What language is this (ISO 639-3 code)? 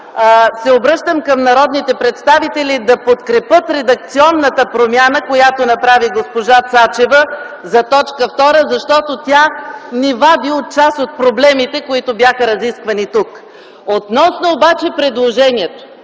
bul